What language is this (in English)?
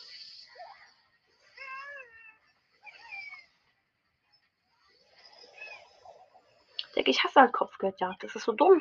German